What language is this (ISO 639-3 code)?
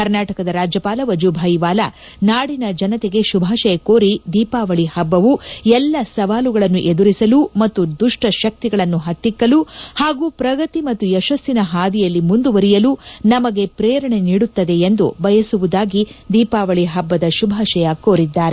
kan